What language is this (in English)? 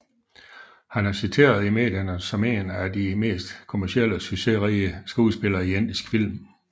Danish